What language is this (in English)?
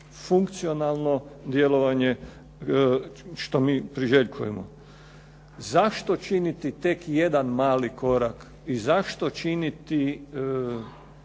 Croatian